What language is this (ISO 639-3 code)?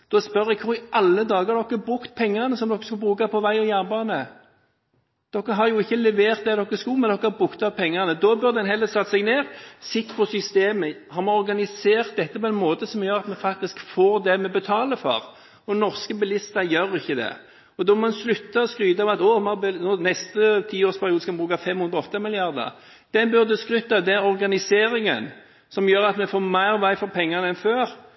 nob